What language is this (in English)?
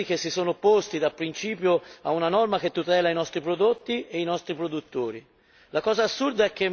Italian